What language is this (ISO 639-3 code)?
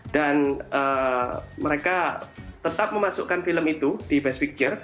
ind